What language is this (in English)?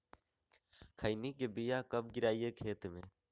Magahi